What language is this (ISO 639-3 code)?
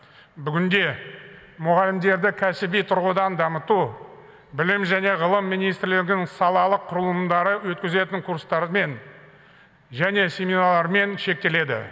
kaz